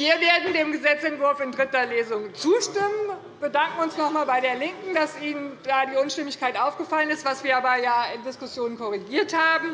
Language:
German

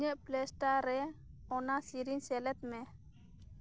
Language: Santali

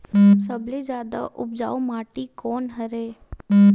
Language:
Chhattisgarhi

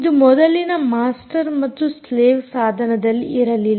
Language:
Kannada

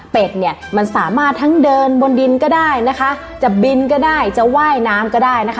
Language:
Thai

